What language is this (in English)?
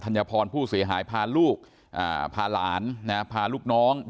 Thai